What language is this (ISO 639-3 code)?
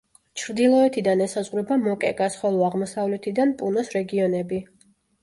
kat